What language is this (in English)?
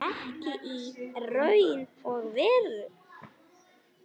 Icelandic